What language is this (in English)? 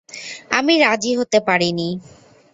Bangla